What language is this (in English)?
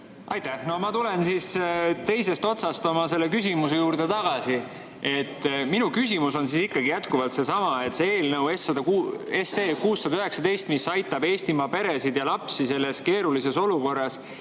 Estonian